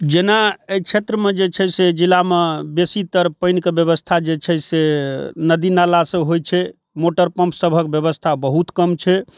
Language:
Maithili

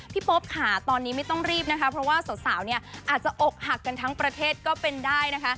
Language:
Thai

